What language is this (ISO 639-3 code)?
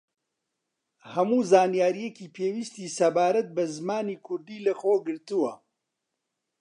ckb